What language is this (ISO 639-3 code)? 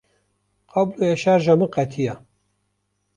kur